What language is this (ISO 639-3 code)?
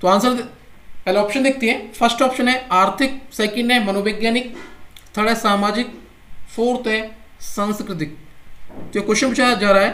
hin